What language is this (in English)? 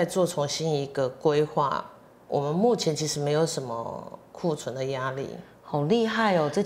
Chinese